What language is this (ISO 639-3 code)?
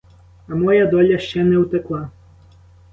ukr